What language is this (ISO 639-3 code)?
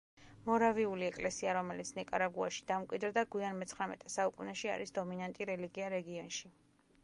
kat